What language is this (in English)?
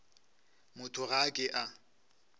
Northern Sotho